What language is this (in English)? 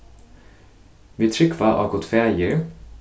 Faroese